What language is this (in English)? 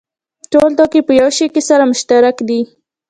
Pashto